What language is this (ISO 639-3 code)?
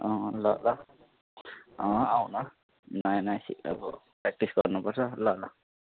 nep